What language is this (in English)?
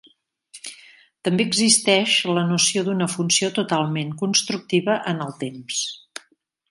Catalan